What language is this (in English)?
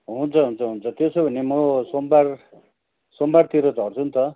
Nepali